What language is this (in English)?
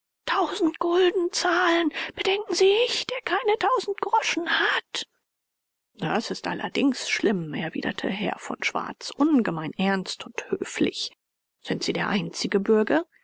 German